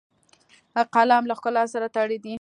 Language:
Pashto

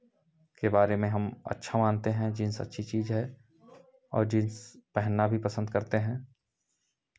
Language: Hindi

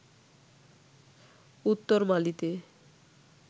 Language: Bangla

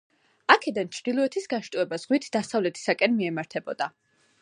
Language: Georgian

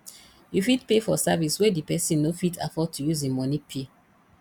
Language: Nigerian Pidgin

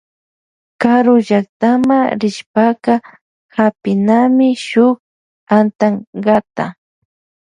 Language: Loja Highland Quichua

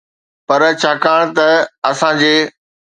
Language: Sindhi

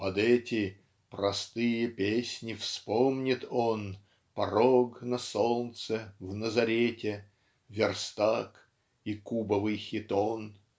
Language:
Russian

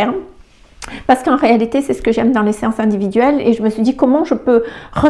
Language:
French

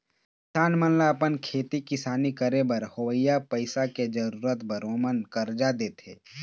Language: Chhattisgarhi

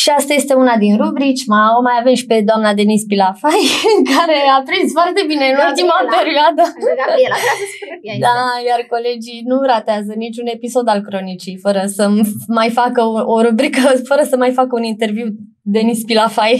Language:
Romanian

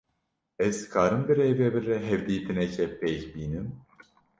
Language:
Kurdish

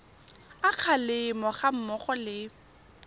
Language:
Tswana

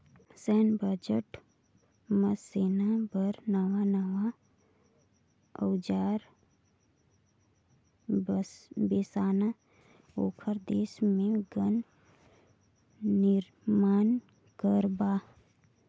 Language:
Chhattisgarhi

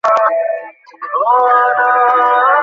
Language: Bangla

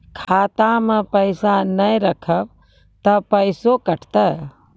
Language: Maithili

